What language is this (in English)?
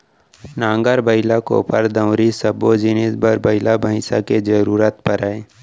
Chhattisgarhi